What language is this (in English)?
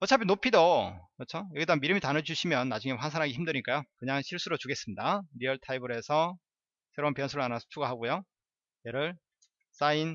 Korean